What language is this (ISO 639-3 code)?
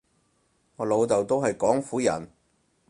yue